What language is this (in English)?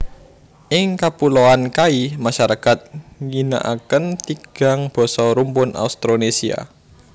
Javanese